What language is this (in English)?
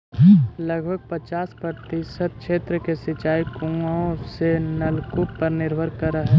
Magahi